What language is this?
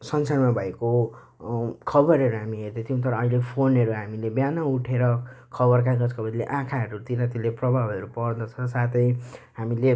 Nepali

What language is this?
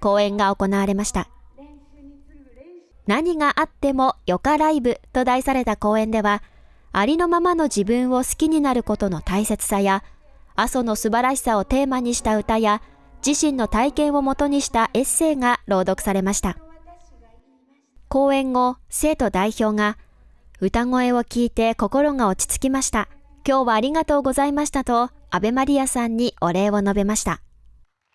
Japanese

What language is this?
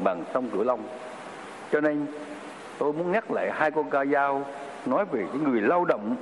Vietnamese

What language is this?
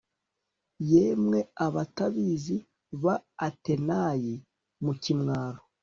Kinyarwanda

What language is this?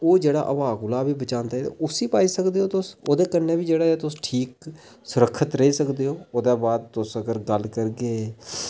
Dogri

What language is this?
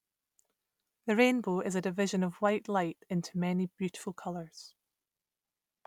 English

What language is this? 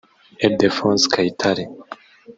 Kinyarwanda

